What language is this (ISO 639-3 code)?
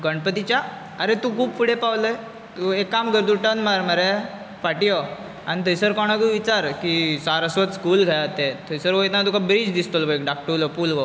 kok